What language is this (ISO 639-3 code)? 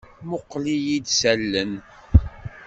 kab